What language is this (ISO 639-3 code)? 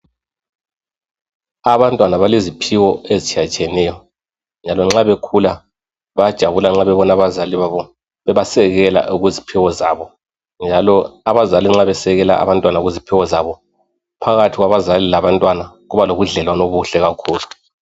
nde